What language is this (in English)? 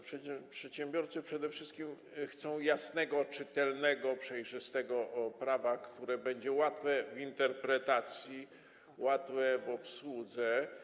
Polish